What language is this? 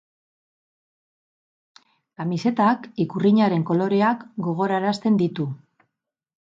Basque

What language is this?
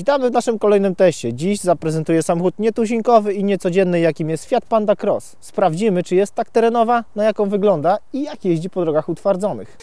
Polish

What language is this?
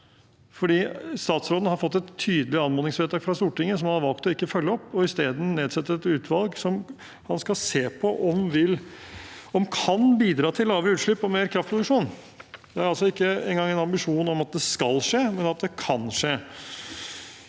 Norwegian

